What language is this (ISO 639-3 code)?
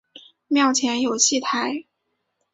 zho